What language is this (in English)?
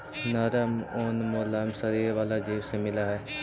Magahi